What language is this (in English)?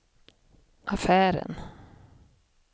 Swedish